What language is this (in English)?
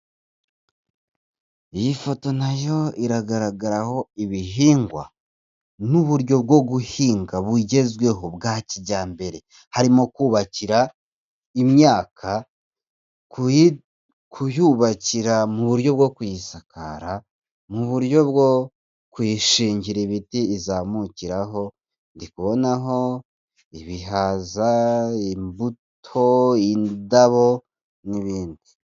Kinyarwanda